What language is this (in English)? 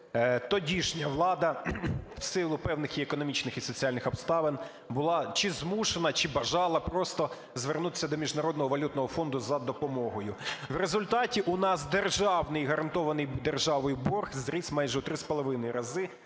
Ukrainian